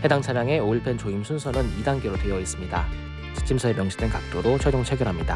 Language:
Korean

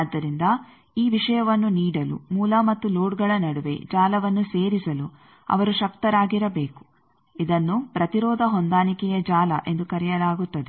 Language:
Kannada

